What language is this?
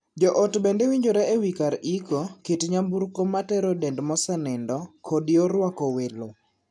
Luo (Kenya and Tanzania)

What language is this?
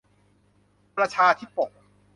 Thai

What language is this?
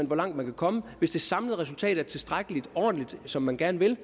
Danish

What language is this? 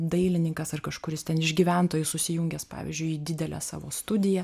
Lithuanian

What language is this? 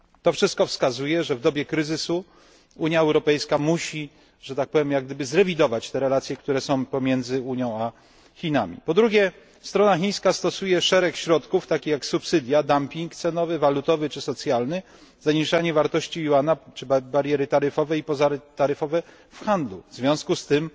Polish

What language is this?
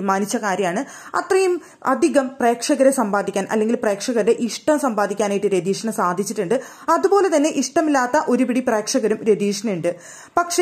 Malayalam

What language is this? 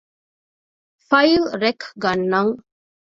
Divehi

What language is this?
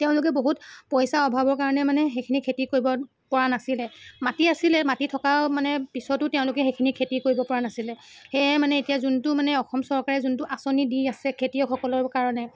Assamese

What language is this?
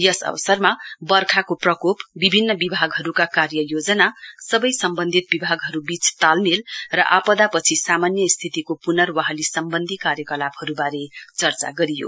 Nepali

